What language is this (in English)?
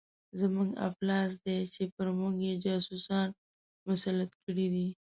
Pashto